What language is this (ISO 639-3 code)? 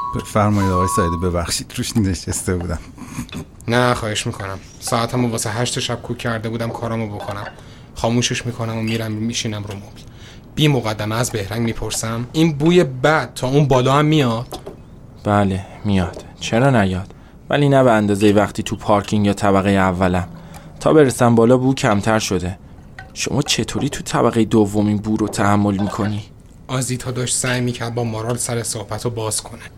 fas